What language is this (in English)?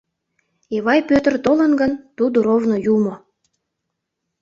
Mari